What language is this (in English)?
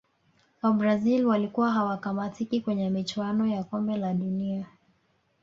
Swahili